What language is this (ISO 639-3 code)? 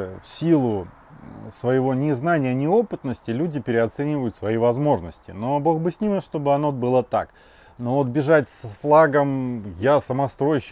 rus